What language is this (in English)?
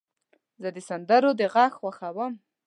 Pashto